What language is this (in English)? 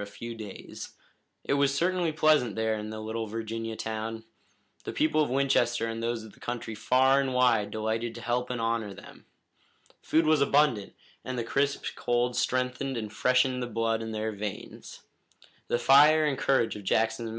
English